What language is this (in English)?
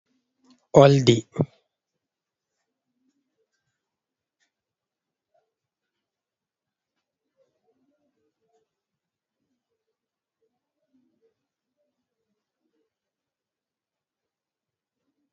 Fula